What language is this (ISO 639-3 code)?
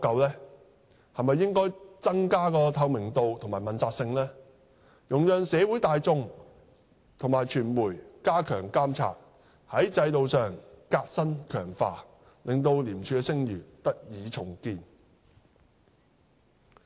yue